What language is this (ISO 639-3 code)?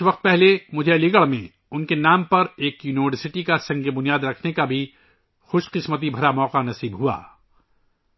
urd